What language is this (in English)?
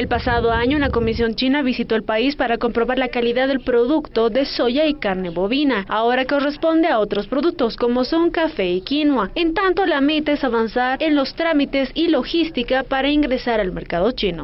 Spanish